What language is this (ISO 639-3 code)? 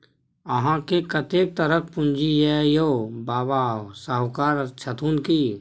mai